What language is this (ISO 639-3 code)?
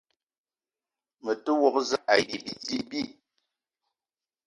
eto